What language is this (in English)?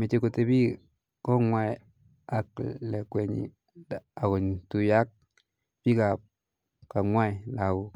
Kalenjin